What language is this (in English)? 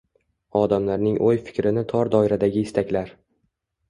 Uzbek